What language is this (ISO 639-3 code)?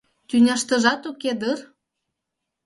chm